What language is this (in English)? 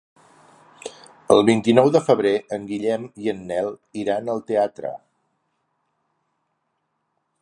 Catalan